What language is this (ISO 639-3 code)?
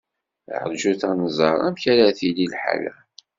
kab